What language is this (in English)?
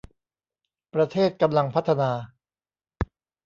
Thai